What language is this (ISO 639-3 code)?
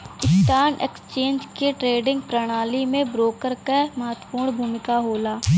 bho